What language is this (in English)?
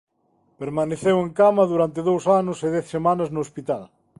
Galician